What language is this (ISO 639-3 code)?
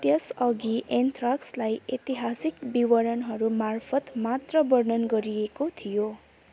nep